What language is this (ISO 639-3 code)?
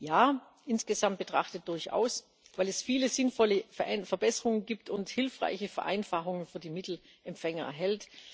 deu